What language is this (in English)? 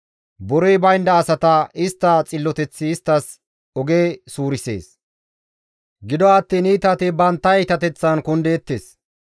Gamo